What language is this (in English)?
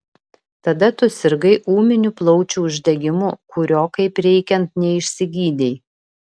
Lithuanian